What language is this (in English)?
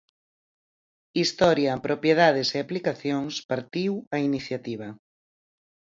Galician